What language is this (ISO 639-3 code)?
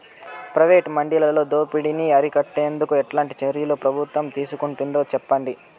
tel